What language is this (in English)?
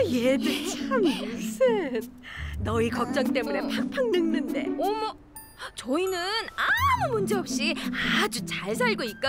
Korean